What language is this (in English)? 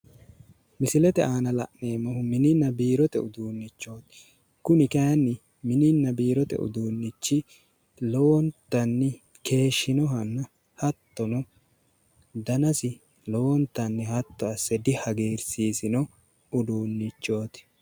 Sidamo